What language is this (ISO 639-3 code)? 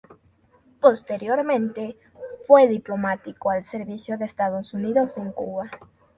spa